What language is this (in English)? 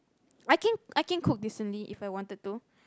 English